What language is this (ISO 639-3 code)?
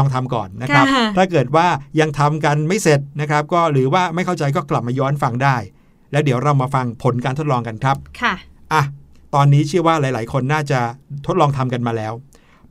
tha